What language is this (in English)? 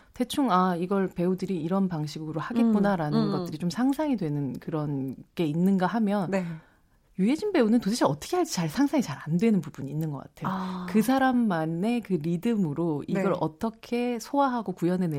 Korean